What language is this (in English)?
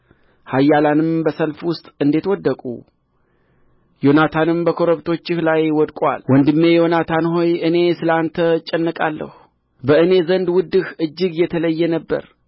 Amharic